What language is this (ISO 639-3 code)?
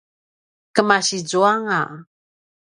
pwn